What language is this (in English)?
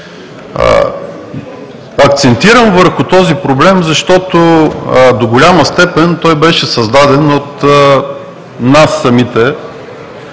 Bulgarian